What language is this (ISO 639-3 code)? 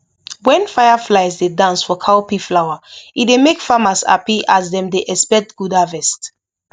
pcm